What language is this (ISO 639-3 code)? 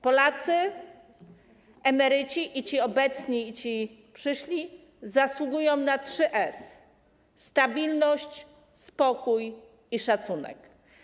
pol